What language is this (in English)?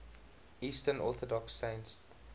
English